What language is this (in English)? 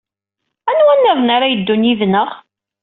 Kabyle